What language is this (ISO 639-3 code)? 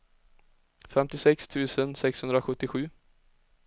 swe